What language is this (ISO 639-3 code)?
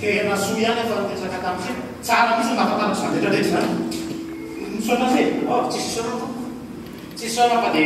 ind